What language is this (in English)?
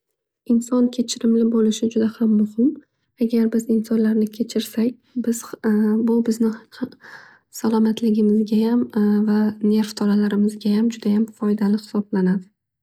Uzbek